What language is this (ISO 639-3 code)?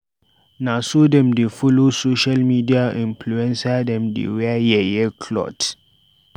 pcm